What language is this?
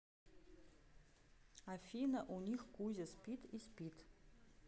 Russian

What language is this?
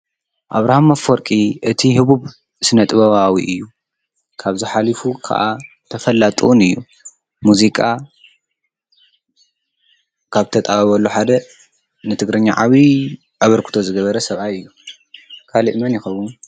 Tigrinya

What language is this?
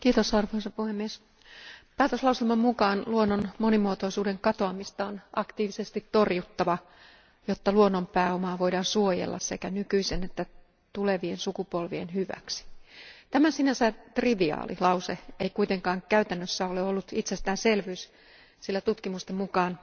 Finnish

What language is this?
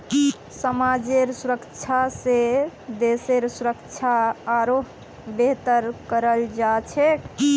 Magahi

